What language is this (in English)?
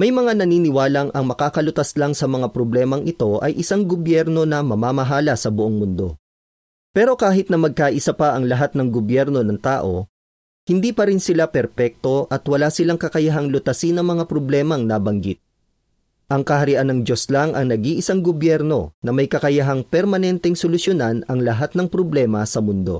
Filipino